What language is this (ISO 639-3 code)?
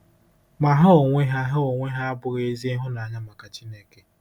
ibo